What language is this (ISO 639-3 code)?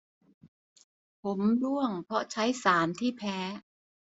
tha